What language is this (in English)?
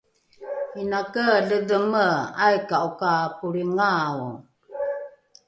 Rukai